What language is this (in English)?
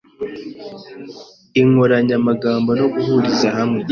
Kinyarwanda